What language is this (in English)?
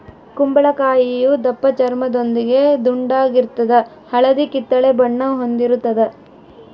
Kannada